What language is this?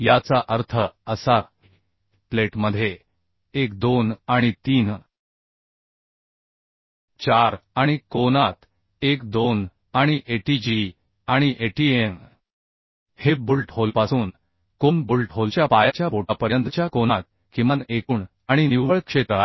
Marathi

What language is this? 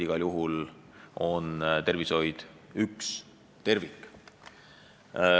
Estonian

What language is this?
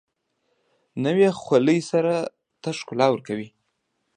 Pashto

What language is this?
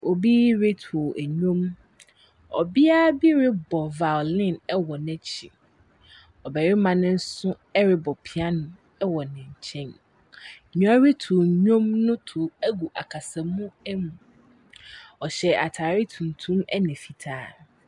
Akan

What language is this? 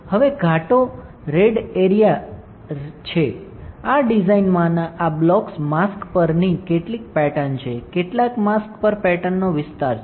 Gujarati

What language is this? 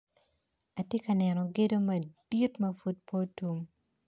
Acoli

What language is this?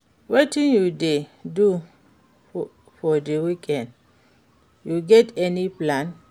Nigerian Pidgin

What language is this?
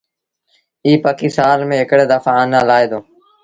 Sindhi Bhil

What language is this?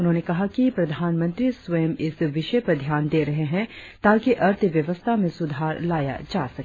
Hindi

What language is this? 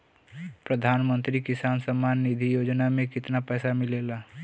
Bhojpuri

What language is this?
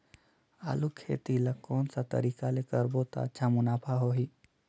Chhattisgarhi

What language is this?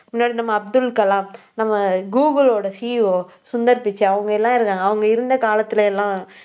Tamil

